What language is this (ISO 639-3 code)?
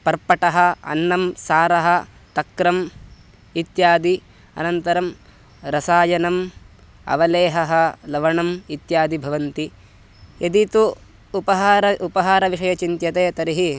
san